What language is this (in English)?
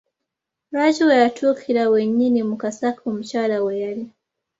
Ganda